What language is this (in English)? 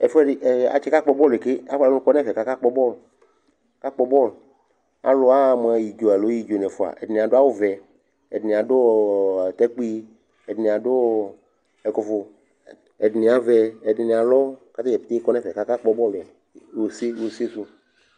Ikposo